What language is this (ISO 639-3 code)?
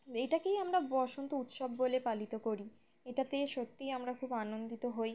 ben